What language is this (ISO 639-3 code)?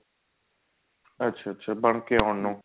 pan